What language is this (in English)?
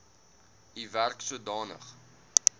Afrikaans